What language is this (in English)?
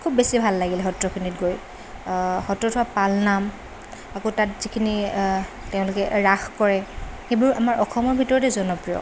Assamese